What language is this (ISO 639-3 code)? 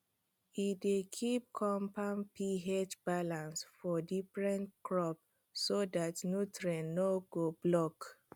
pcm